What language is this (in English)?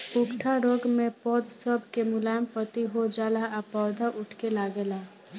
Bhojpuri